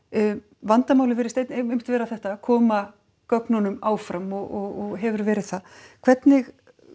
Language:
Icelandic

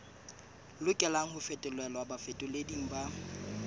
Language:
Southern Sotho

